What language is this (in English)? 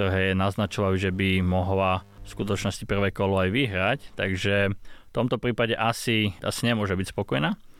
Slovak